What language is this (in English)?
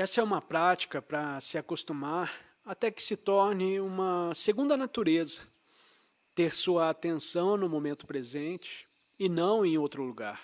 Portuguese